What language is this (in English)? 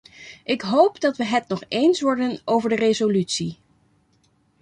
Dutch